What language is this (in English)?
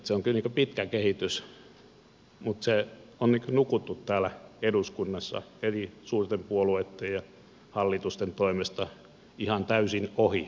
Finnish